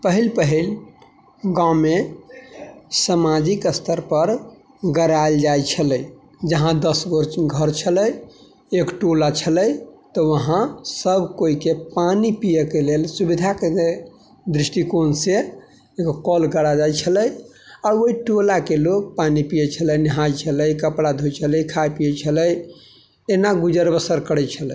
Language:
Maithili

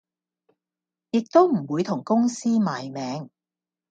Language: Cantonese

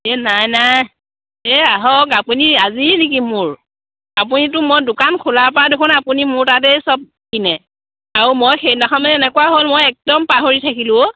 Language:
Assamese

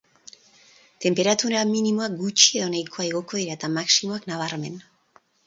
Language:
Basque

